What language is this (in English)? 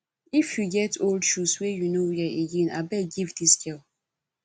Nigerian Pidgin